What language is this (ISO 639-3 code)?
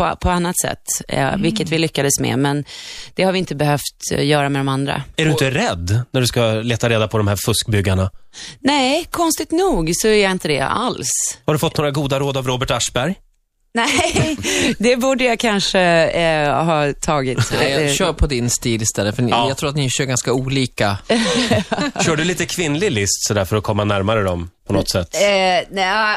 swe